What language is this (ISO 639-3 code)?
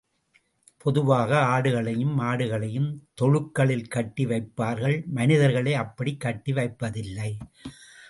tam